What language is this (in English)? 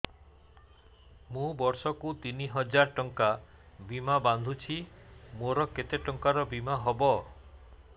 Odia